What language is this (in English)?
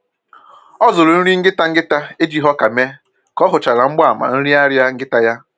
Igbo